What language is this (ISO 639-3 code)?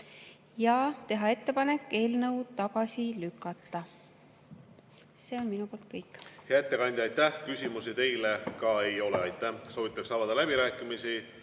est